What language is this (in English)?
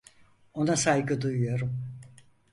Turkish